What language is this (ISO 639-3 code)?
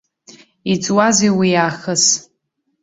abk